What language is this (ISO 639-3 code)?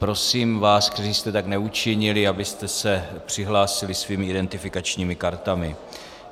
ces